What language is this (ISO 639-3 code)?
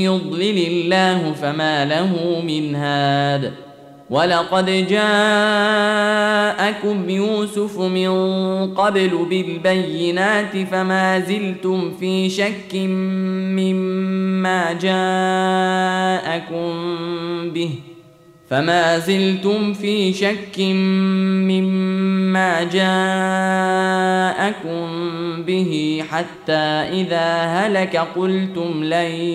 ara